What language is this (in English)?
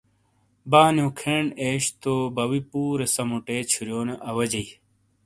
Shina